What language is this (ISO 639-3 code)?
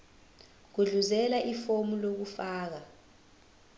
zul